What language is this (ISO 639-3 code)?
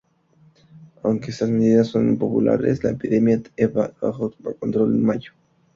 spa